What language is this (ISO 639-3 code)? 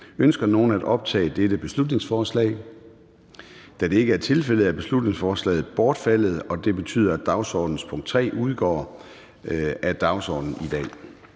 dan